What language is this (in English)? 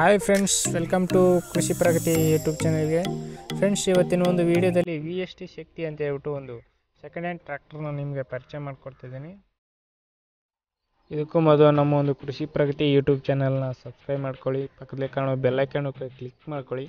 English